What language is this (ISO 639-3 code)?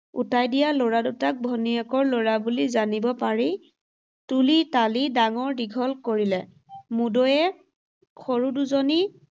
asm